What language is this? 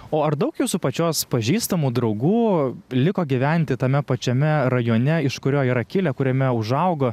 Lithuanian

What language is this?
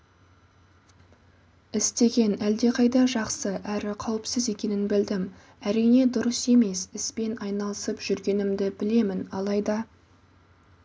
Kazakh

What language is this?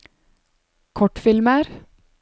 Norwegian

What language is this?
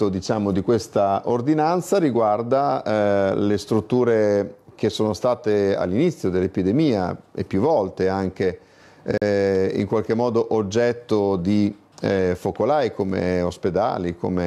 Italian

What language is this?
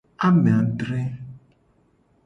Gen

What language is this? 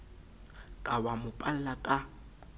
Southern Sotho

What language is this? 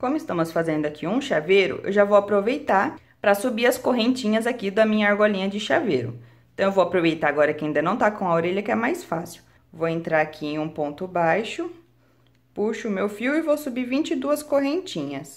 Portuguese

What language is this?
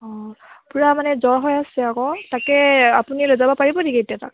Assamese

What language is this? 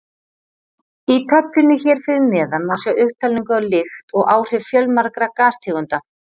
Icelandic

